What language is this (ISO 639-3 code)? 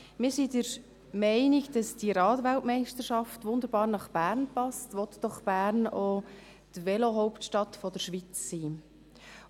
gsw